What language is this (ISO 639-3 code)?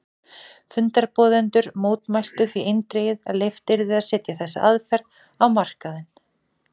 isl